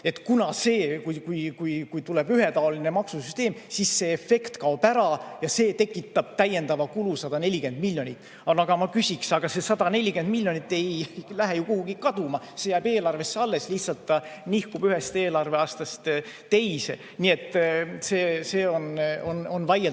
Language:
Estonian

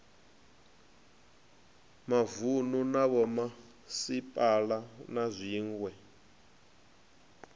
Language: Venda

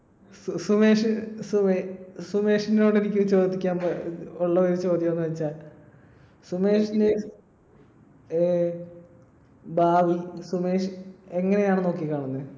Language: Malayalam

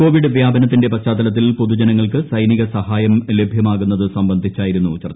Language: Malayalam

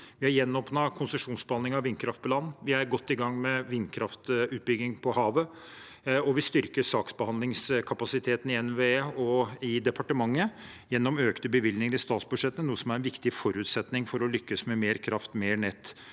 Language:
Norwegian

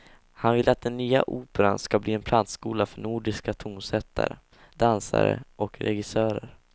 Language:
Swedish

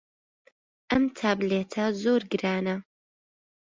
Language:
Central Kurdish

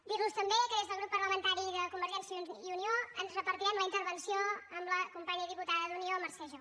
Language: Catalan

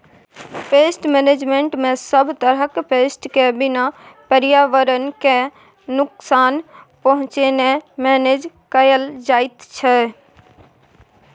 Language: Maithili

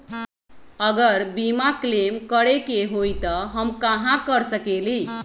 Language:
Magahi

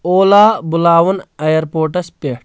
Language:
Kashmiri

